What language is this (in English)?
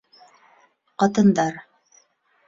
Bashkir